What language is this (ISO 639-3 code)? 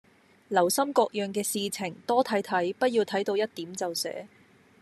yue